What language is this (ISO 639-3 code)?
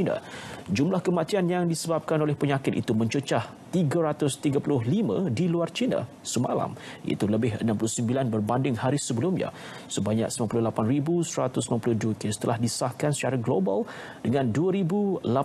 msa